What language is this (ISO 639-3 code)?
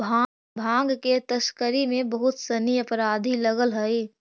mag